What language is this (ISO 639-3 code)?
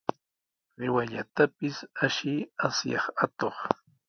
qws